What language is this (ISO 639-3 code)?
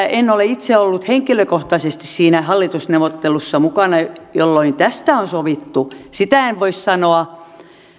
fin